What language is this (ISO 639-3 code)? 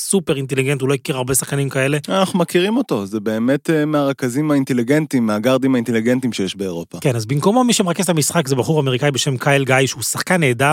heb